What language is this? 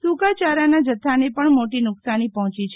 Gujarati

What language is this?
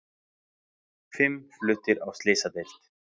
Icelandic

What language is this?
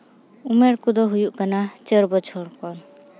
Santali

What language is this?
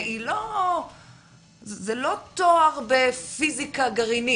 Hebrew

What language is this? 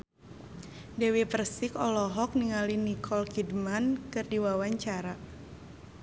Sundanese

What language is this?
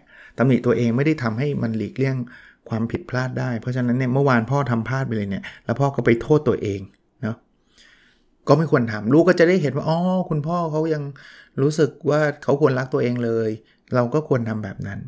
Thai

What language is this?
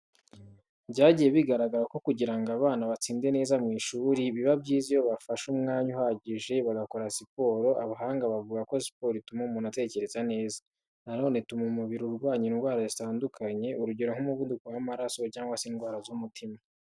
Kinyarwanda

